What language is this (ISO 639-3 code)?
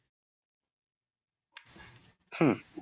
ben